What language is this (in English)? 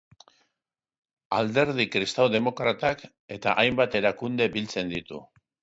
Basque